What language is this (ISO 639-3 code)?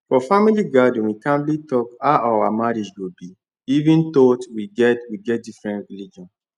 pcm